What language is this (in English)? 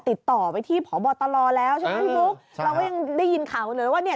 Thai